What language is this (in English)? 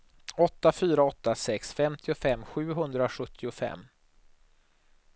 Swedish